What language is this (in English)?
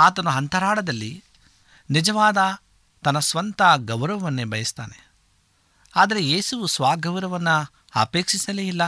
Kannada